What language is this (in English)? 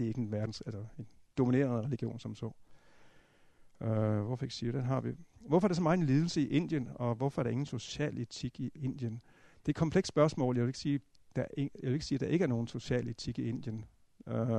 Danish